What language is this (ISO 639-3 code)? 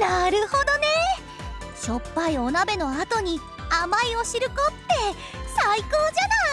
jpn